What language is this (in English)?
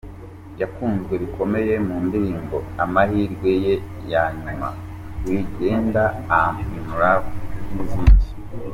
Kinyarwanda